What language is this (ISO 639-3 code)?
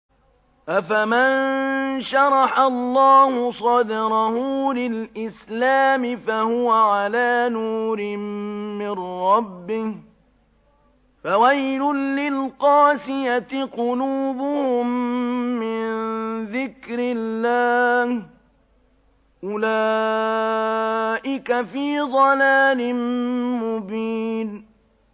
ara